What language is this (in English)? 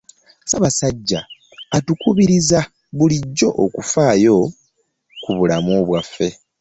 Ganda